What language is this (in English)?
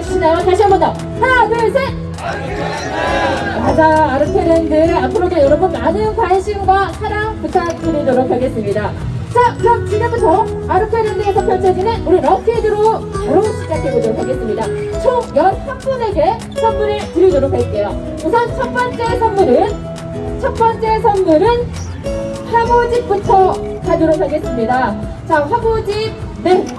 Korean